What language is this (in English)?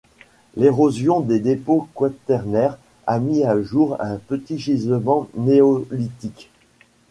French